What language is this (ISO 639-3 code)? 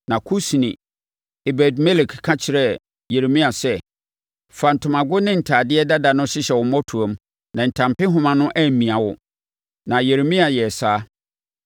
aka